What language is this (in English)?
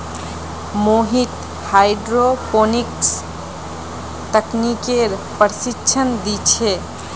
Magahi